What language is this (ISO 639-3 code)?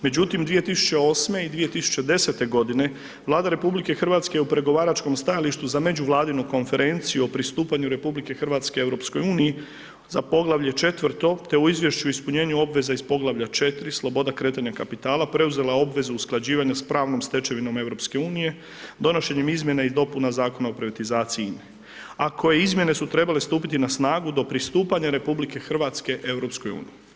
hrv